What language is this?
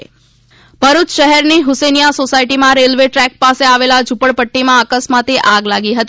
Gujarati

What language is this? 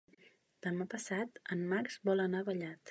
Catalan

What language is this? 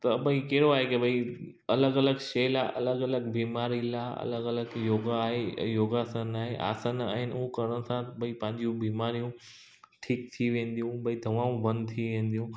Sindhi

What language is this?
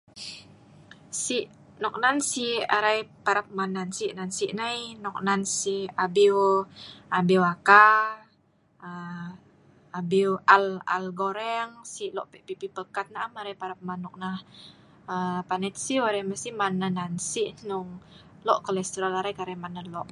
Sa'ban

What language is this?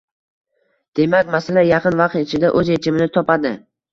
Uzbek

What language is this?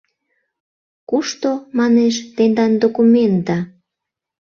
Mari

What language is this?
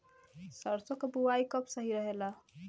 Bhojpuri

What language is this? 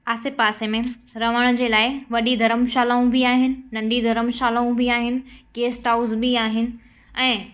Sindhi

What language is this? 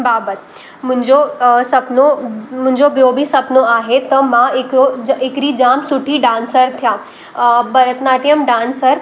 Sindhi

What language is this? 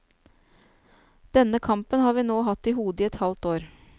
Norwegian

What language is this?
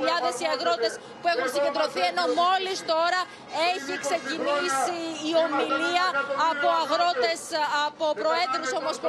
Greek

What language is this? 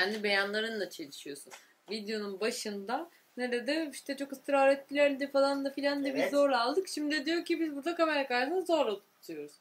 Turkish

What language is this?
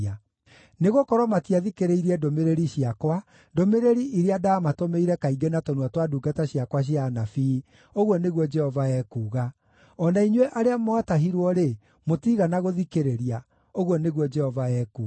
Kikuyu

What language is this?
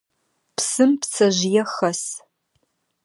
Adyghe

